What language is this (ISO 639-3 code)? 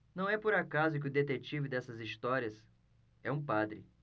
por